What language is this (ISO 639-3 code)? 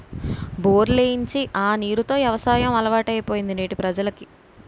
tel